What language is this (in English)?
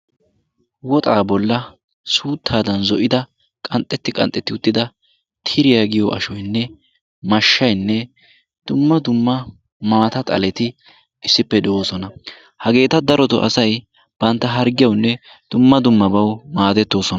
Wolaytta